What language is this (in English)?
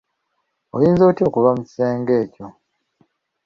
Ganda